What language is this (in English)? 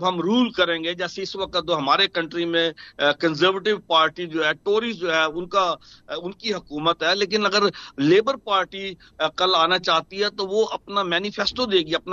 Hindi